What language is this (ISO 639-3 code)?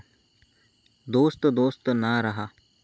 mar